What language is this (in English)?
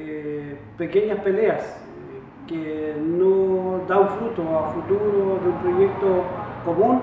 Spanish